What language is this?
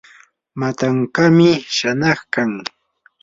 Yanahuanca Pasco Quechua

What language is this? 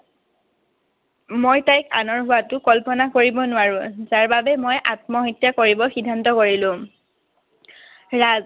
Assamese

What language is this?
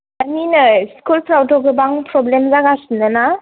Bodo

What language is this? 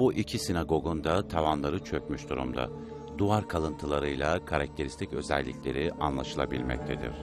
Turkish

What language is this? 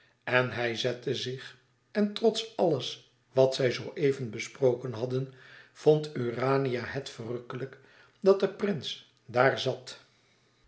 Dutch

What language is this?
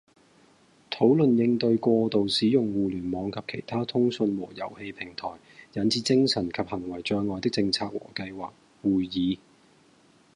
Cantonese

